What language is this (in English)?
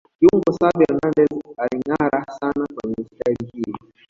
Swahili